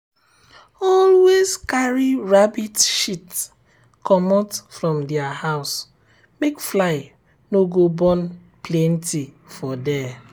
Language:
Nigerian Pidgin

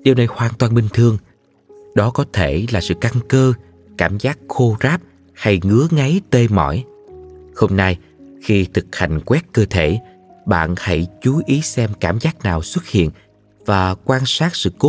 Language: Vietnamese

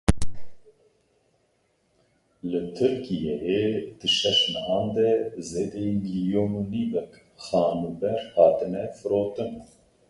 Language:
Kurdish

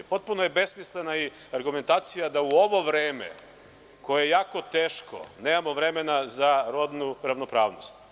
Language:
Serbian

